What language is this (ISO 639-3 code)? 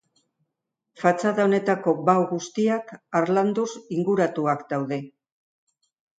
eus